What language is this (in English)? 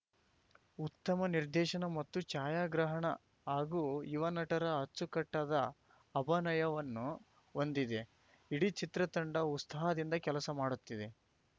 Kannada